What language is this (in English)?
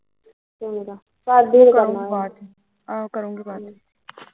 Punjabi